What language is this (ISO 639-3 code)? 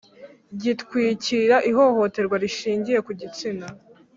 kin